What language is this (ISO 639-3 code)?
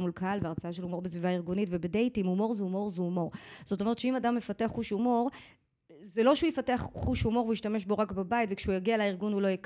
heb